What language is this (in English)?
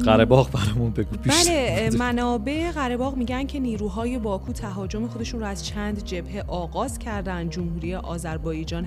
Persian